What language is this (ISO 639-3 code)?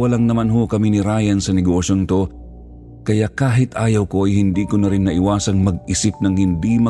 fil